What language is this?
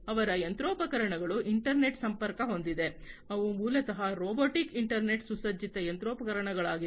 Kannada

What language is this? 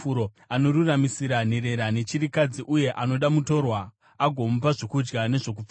Shona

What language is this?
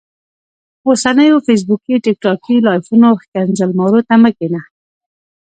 Pashto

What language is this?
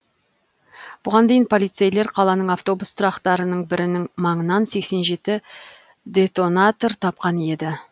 Kazakh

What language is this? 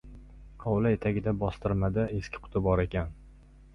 Uzbek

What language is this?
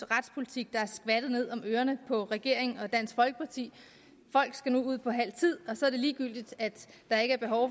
Danish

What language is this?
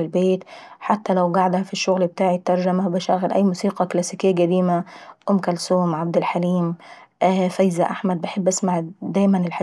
Saidi Arabic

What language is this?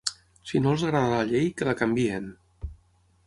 Catalan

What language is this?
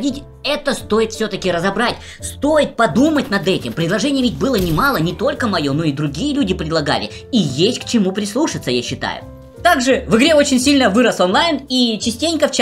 Russian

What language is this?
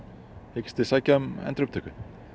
Icelandic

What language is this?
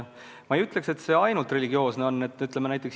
Estonian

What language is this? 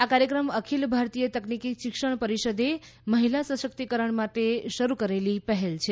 Gujarati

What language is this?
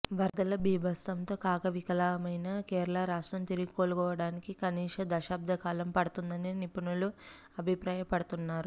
Telugu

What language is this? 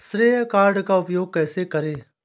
Hindi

